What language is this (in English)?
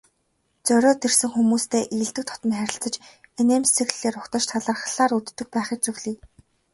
Mongolian